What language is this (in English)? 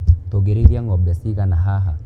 Kikuyu